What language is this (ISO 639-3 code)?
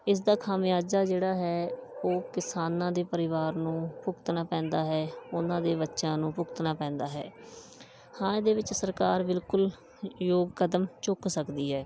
pan